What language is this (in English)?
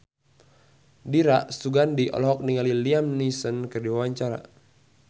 Sundanese